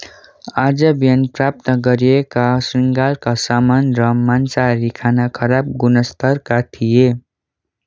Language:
Nepali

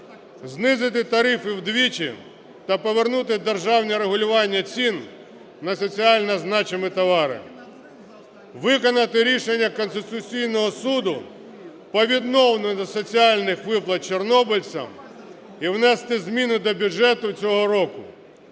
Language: Ukrainian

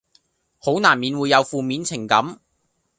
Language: Cantonese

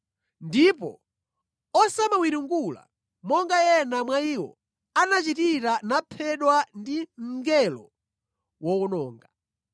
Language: Nyanja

